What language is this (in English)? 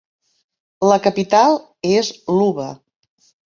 Catalan